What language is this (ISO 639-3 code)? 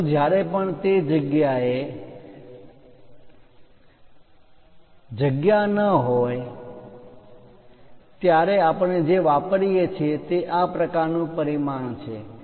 guj